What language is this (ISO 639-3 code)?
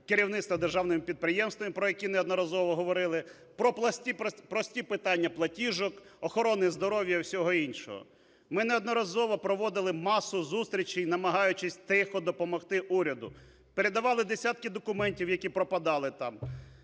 ukr